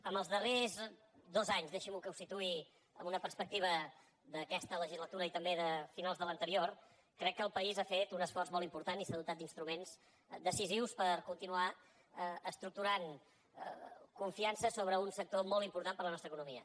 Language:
Catalan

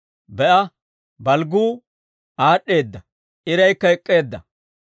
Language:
Dawro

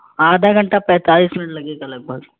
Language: Urdu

